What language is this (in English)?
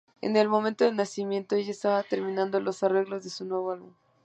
Spanish